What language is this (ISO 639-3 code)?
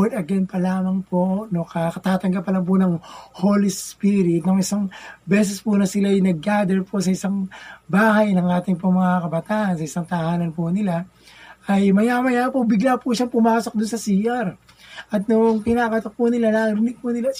fil